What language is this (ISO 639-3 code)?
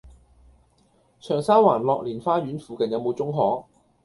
yue